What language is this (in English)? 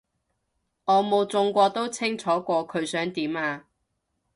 Cantonese